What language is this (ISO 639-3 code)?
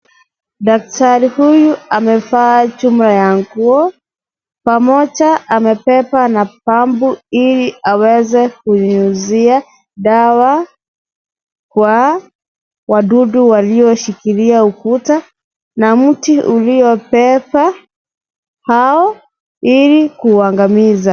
swa